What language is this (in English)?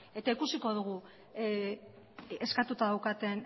Basque